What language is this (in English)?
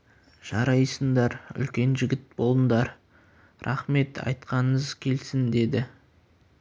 Kazakh